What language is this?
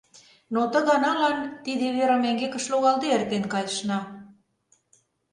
Mari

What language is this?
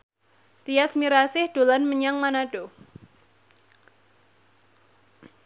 Javanese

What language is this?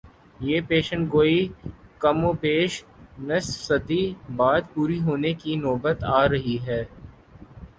Urdu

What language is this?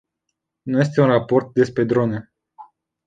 Romanian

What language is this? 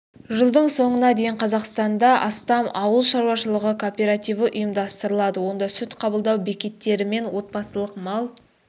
Kazakh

